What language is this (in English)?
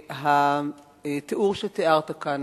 Hebrew